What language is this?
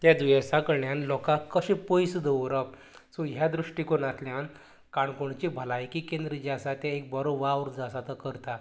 Konkani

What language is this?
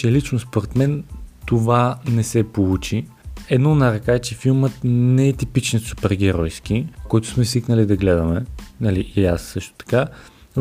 Bulgarian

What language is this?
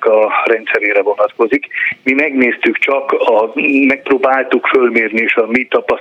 Hungarian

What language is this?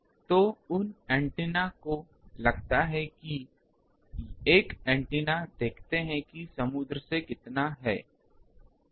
Hindi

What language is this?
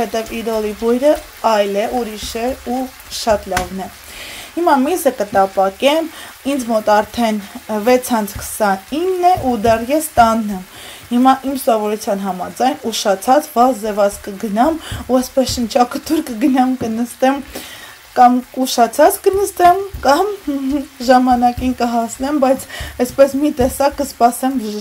Romanian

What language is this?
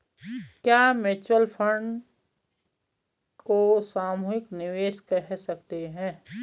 Hindi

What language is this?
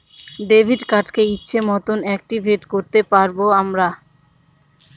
Bangla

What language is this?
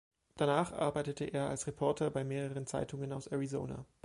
German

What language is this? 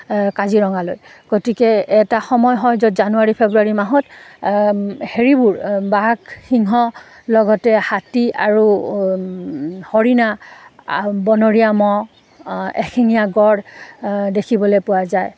Assamese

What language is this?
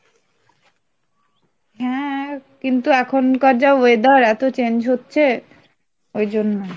Bangla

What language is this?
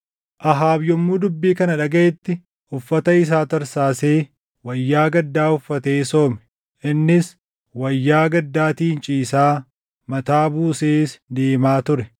Oromo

